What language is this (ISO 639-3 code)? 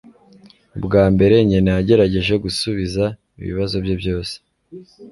kin